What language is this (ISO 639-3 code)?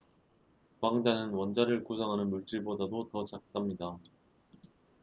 kor